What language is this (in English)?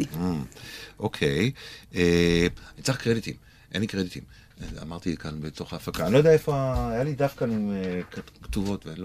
Hebrew